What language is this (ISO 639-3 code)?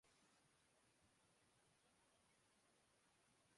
urd